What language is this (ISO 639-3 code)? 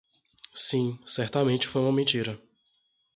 por